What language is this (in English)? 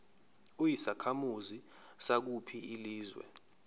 Zulu